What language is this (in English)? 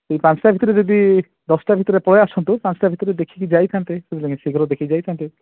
Odia